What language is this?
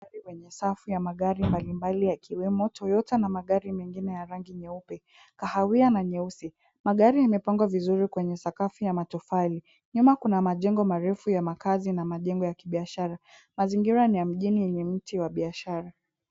Swahili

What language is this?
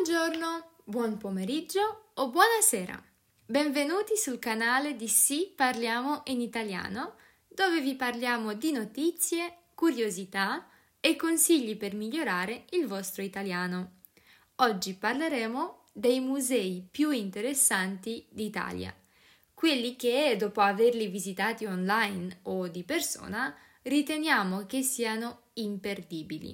Italian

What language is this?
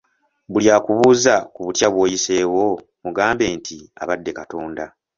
Ganda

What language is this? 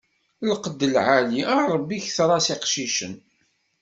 Kabyle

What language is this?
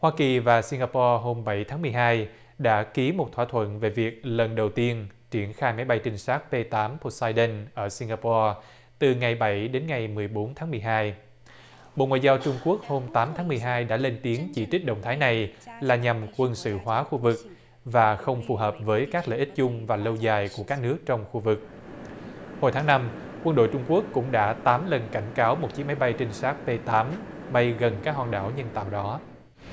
Vietnamese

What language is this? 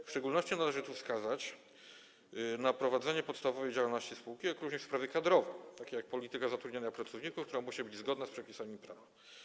Polish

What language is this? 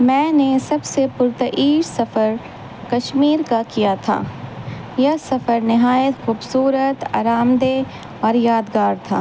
Urdu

